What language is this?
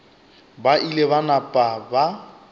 Northern Sotho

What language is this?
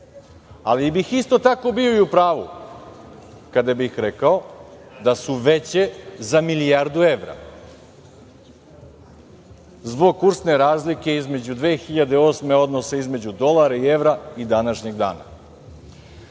Serbian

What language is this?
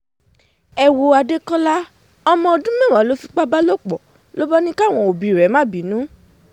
Yoruba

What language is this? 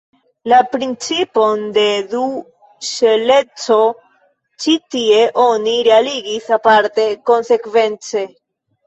Esperanto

